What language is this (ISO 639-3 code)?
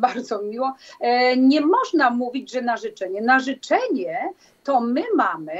pol